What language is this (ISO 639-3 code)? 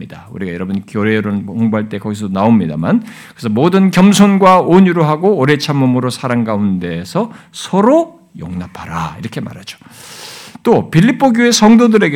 kor